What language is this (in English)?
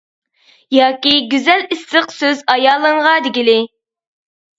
Uyghur